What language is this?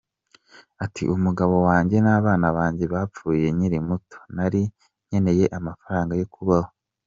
Kinyarwanda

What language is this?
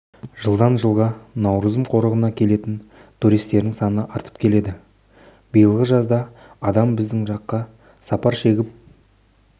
Kazakh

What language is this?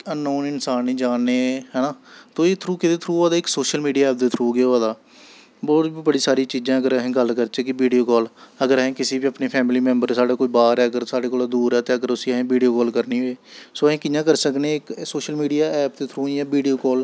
Dogri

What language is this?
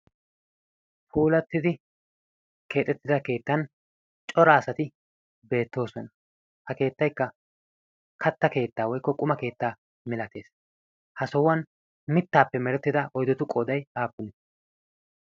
Wolaytta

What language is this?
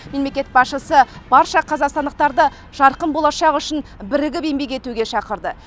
Kazakh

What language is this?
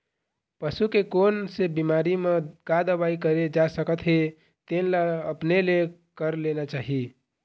Chhattisgarhi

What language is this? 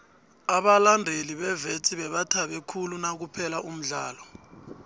South Ndebele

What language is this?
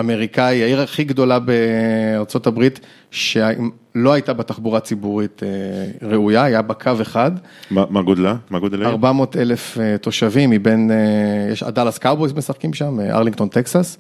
Hebrew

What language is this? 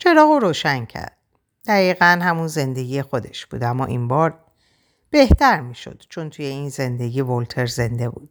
Persian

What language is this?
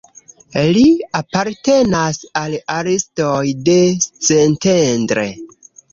Esperanto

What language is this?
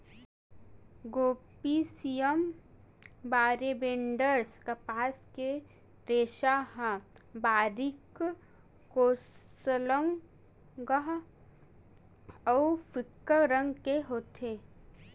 Chhattisgarhi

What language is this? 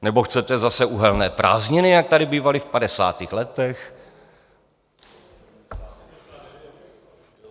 Czech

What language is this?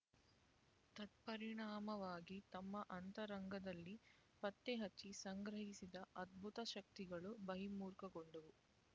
Kannada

